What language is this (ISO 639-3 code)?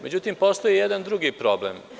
srp